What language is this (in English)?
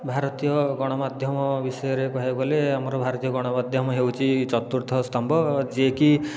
Odia